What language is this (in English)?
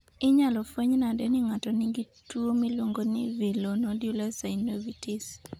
Luo (Kenya and Tanzania)